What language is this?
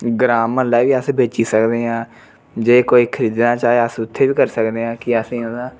Dogri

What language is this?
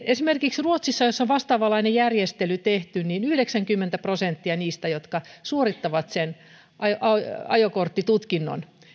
Finnish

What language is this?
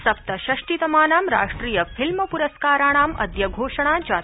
Sanskrit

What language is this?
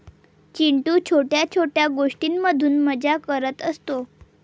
Marathi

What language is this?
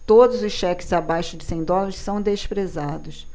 Portuguese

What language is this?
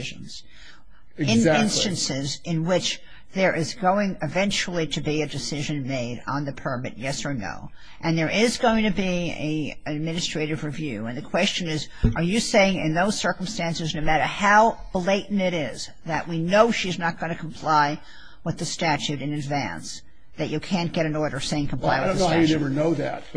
English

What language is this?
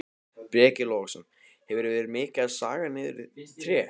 Icelandic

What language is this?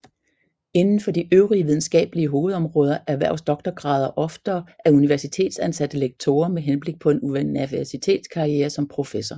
Danish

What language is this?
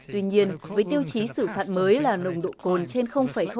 Vietnamese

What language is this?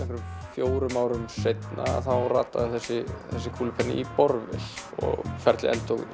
Icelandic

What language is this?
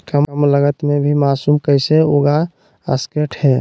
Magahi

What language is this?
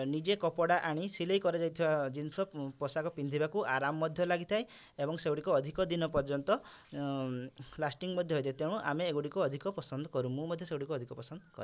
Odia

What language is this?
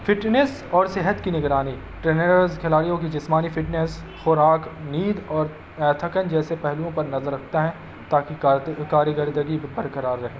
Urdu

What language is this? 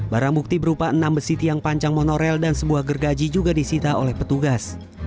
Indonesian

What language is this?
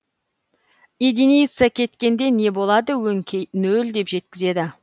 Kazakh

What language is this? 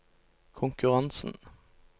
Norwegian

